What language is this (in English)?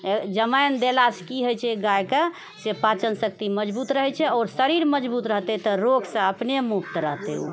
Maithili